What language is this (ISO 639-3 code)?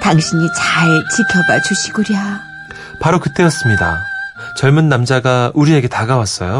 kor